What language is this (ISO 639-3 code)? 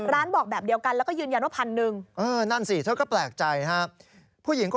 tha